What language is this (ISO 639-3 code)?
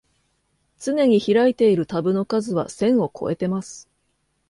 jpn